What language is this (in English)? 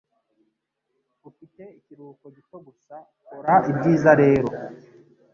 Kinyarwanda